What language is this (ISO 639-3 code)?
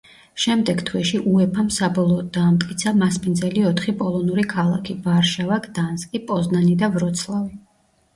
kat